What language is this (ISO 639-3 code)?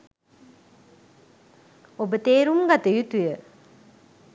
sin